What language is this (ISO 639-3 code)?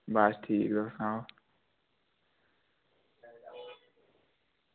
doi